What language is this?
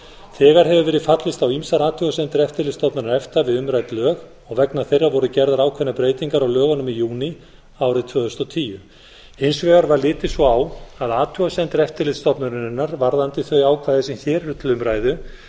Icelandic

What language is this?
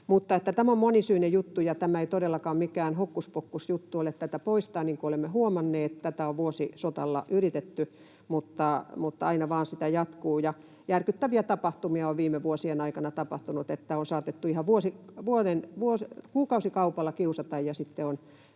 Finnish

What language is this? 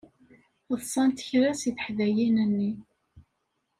Kabyle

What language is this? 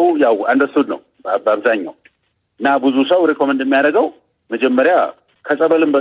Amharic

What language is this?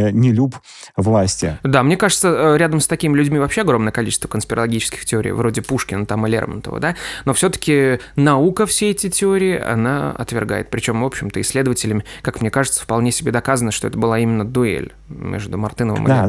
Russian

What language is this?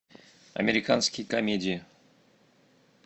Russian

